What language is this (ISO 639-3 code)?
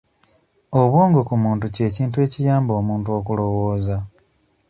lug